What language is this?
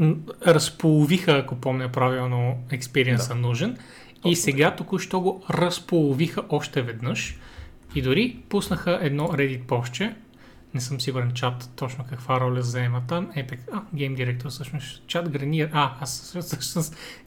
Bulgarian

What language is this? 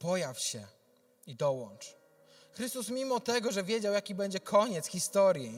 Polish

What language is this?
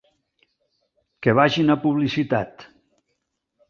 Catalan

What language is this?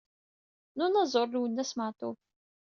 Kabyle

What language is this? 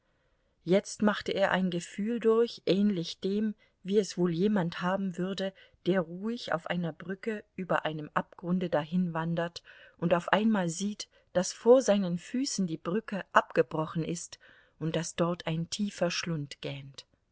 German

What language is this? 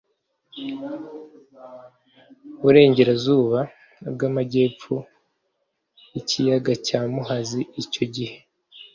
Kinyarwanda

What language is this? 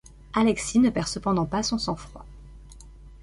French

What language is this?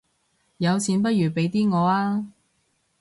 Cantonese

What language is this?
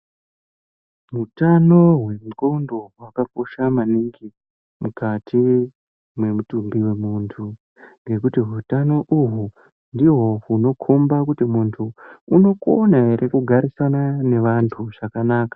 Ndau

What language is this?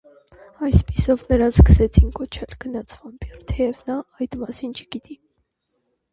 Armenian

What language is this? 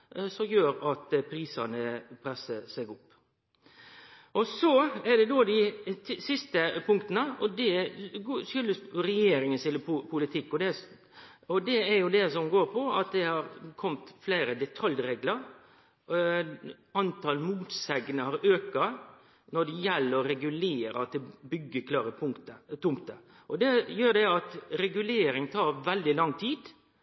Norwegian Nynorsk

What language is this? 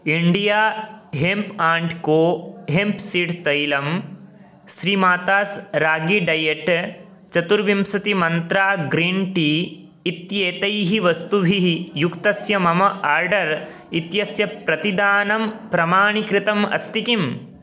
Sanskrit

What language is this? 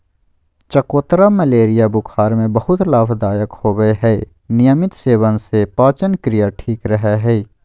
Magahi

